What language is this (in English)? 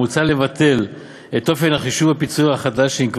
Hebrew